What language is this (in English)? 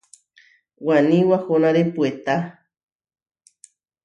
Huarijio